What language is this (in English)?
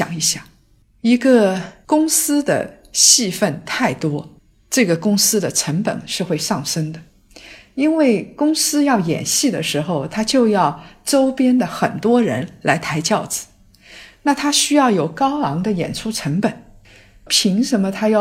Chinese